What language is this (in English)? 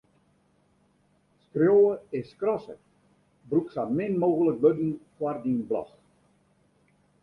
Western Frisian